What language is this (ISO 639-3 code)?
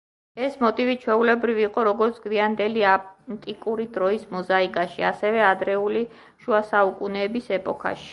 kat